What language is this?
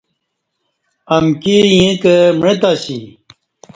Kati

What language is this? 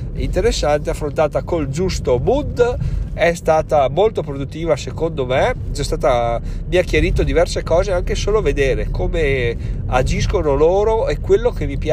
Italian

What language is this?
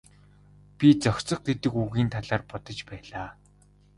Mongolian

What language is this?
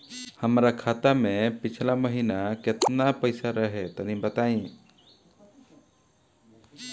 Bhojpuri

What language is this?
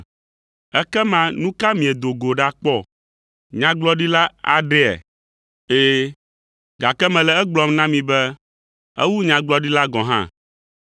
Ewe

